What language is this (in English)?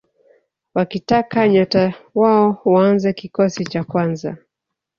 Swahili